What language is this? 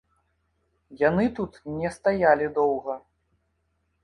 Belarusian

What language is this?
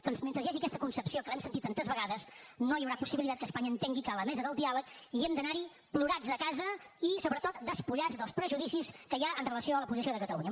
Catalan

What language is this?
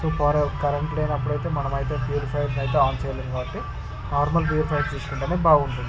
Telugu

